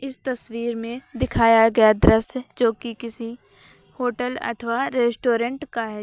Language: Hindi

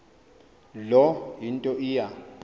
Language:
Xhosa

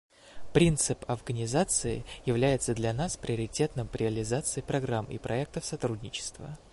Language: Russian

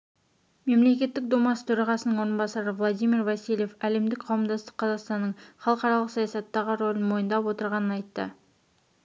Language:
Kazakh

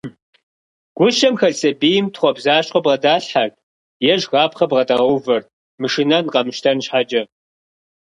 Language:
Kabardian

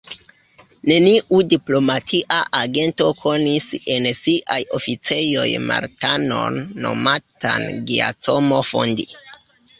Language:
Esperanto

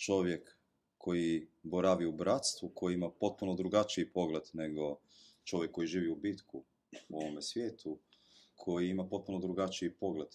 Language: Croatian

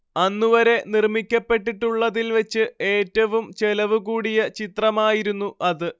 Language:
Malayalam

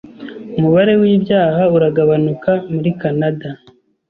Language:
Kinyarwanda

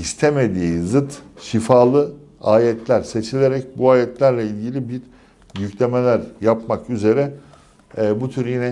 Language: Turkish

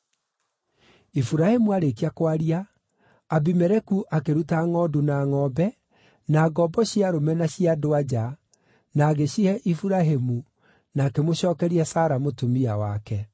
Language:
Kikuyu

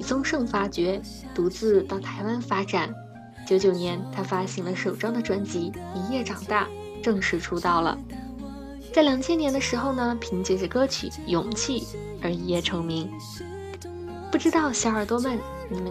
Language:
Chinese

